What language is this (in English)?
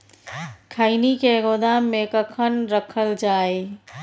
Maithili